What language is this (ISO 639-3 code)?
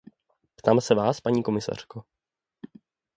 ces